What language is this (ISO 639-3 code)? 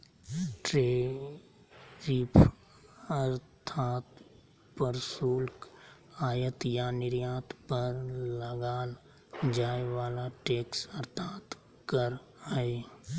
mag